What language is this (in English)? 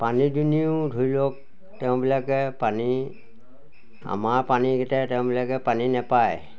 Assamese